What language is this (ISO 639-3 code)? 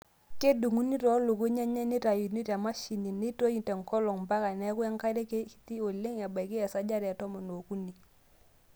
mas